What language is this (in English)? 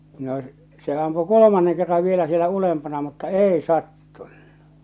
Finnish